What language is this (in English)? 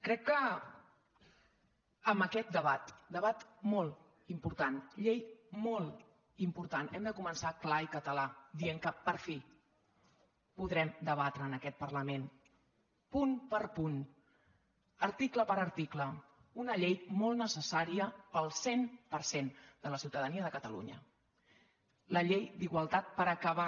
Catalan